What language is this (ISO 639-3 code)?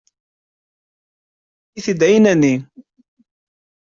kab